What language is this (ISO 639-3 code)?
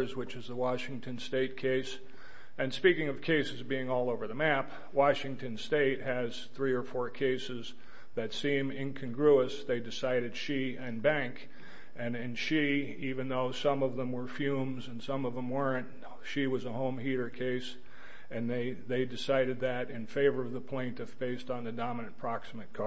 eng